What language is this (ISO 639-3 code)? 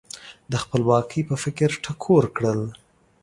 pus